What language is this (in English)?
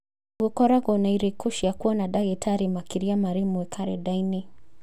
Kikuyu